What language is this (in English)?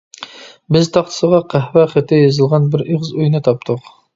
Uyghur